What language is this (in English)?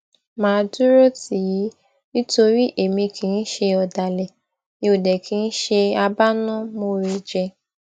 Yoruba